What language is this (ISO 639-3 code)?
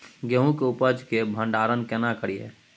mai